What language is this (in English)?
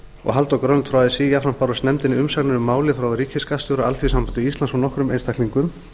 Icelandic